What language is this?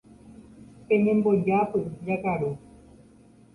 Guarani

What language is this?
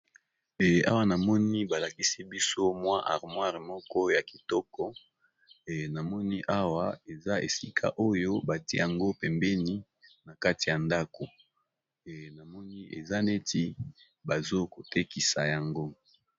Lingala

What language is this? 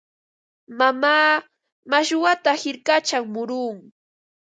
Ambo-Pasco Quechua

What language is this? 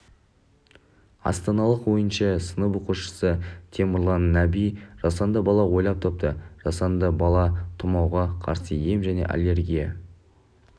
Kazakh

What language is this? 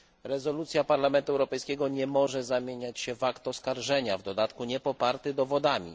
Polish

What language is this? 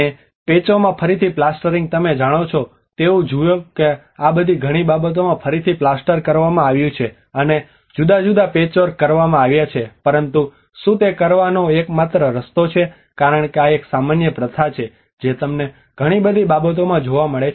Gujarati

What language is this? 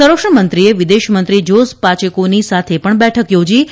Gujarati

